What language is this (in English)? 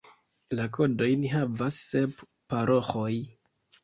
Esperanto